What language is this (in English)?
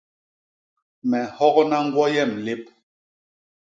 Basaa